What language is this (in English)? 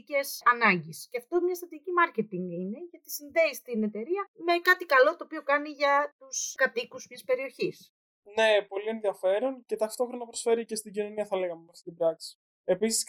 Greek